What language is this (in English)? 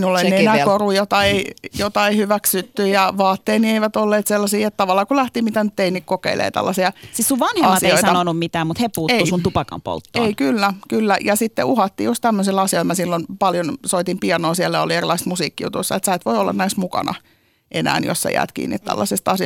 Finnish